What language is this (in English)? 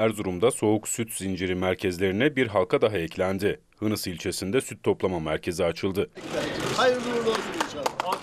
Turkish